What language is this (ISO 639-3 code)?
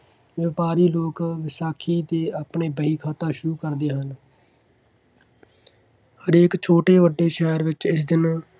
pan